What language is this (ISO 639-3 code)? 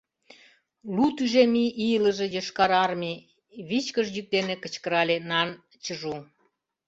chm